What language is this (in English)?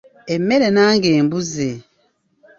Ganda